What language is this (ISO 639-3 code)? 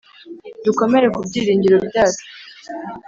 kin